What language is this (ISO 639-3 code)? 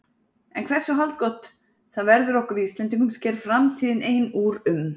isl